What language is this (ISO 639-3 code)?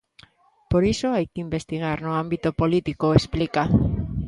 glg